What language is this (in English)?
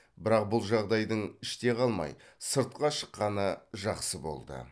Kazakh